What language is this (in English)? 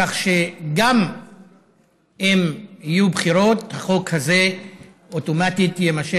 Hebrew